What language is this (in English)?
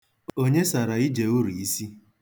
Igbo